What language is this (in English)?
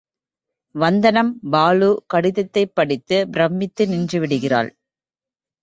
Tamil